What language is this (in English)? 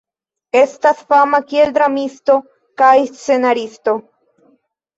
Esperanto